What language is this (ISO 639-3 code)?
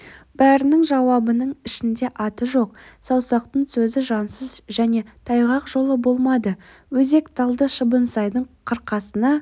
kaz